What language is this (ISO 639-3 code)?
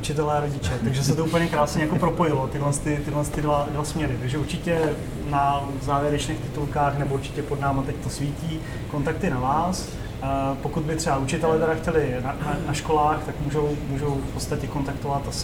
ces